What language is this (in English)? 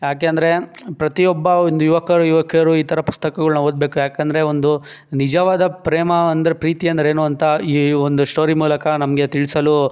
Kannada